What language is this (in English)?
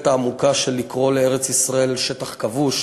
Hebrew